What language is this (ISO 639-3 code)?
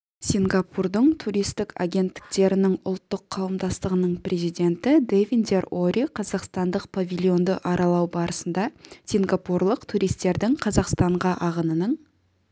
kaz